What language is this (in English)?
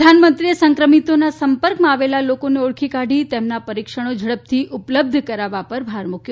Gujarati